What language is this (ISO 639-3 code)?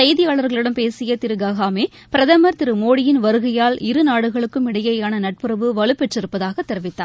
tam